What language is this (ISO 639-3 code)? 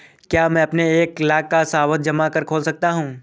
hin